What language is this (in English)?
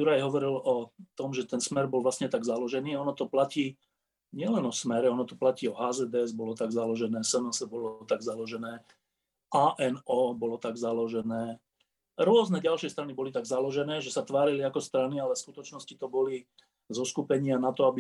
Slovak